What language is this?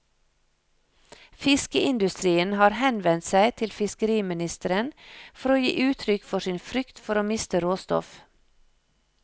Norwegian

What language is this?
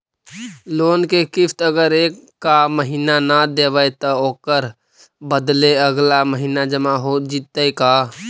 Magahi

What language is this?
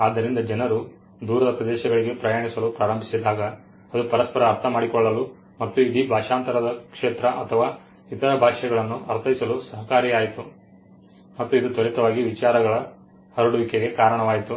Kannada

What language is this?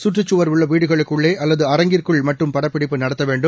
Tamil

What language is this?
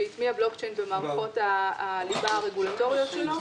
Hebrew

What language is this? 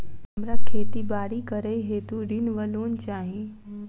Maithili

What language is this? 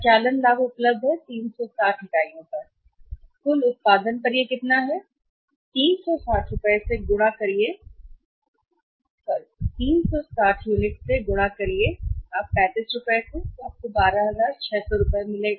Hindi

